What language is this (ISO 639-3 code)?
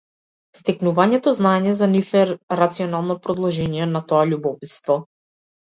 mkd